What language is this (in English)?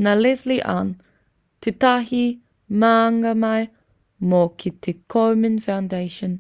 Māori